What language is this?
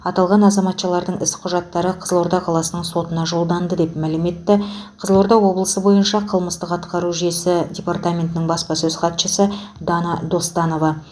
Kazakh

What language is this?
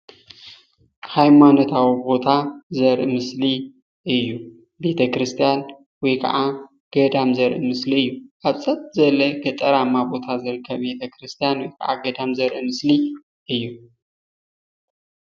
Tigrinya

